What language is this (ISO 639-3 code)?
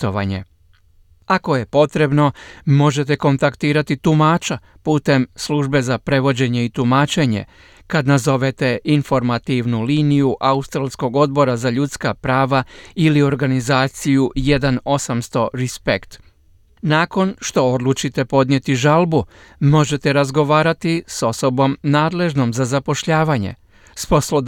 hrv